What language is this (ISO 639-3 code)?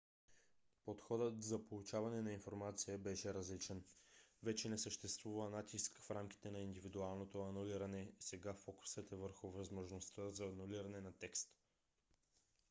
bul